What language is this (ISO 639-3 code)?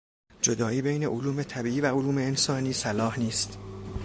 fas